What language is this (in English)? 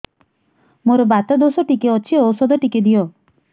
Odia